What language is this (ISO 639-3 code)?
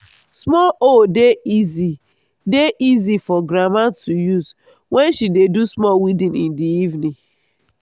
pcm